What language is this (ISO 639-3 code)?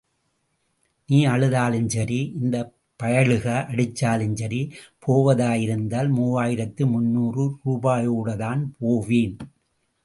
tam